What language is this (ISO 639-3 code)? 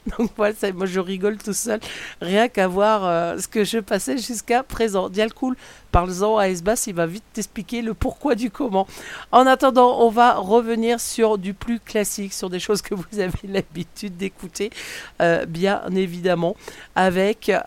fra